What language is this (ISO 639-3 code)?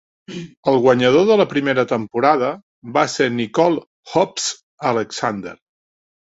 cat